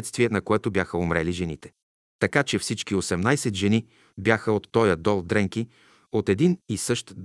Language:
Bulgarian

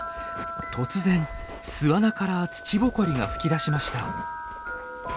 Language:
Japanese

